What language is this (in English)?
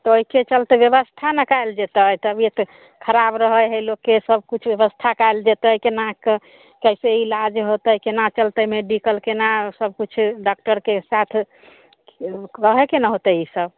Maithili